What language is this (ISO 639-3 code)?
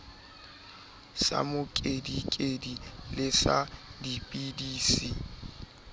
sot